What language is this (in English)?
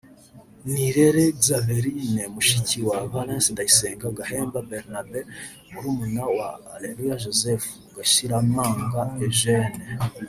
Kinyarwanda